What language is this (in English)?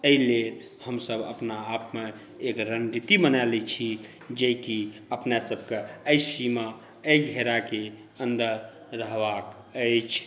Maithili